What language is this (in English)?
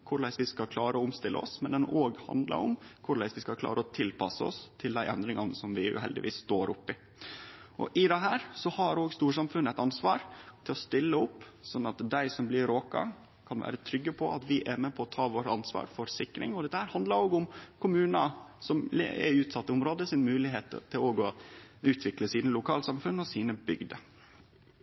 Norwegian Nynorsk